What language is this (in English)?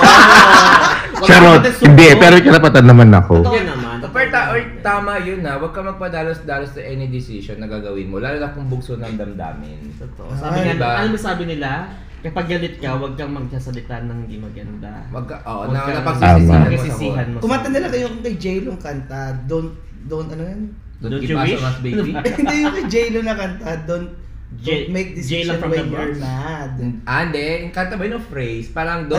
Filipino